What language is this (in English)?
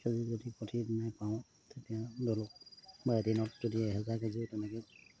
Assamese